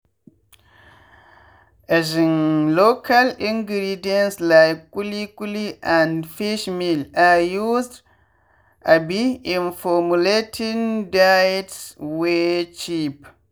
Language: Nigerian Pidgin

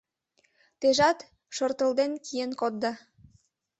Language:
Mari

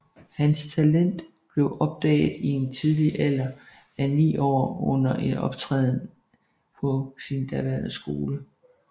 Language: Danish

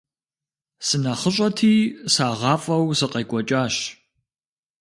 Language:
Kabardian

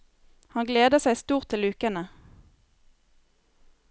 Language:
Norwegian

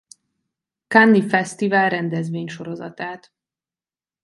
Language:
Hungarian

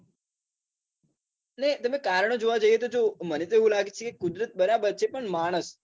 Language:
Gujarati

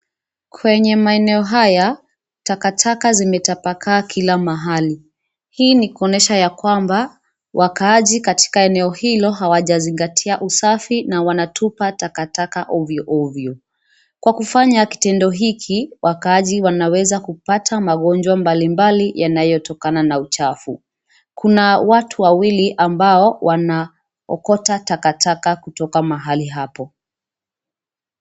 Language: Swahili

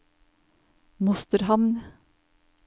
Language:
Norwegian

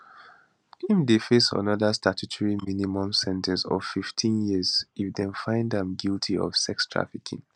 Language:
Nigerian Pidgin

